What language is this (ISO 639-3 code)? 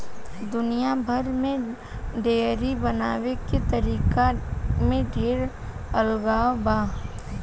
bho